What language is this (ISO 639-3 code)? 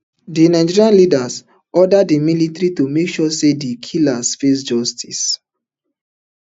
pcm